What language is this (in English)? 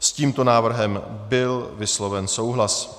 Czech